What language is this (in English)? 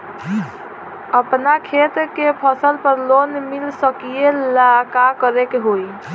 Bhojpuri